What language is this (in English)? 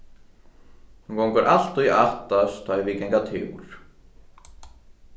Faroese